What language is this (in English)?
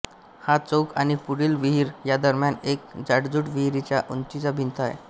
Marathi